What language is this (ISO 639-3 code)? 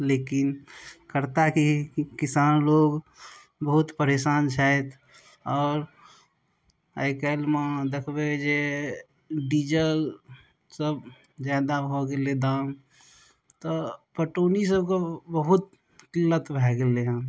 mai